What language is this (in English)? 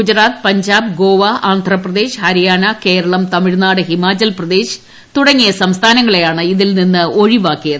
Malayalam